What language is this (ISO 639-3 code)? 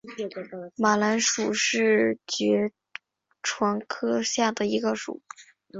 zho